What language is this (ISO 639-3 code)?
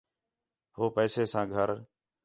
xhe